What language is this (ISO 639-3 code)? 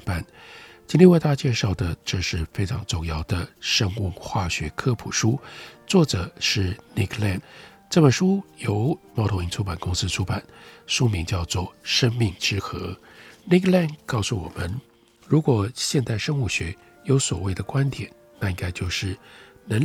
zho